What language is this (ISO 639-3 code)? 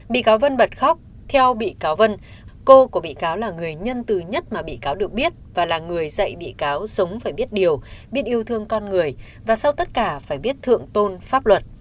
vie